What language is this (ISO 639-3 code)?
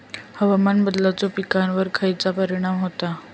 mar